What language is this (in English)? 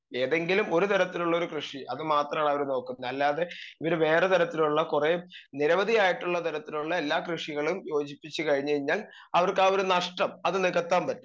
Malayalam